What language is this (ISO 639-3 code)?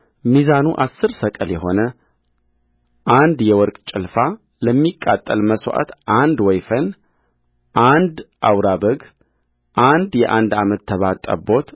amh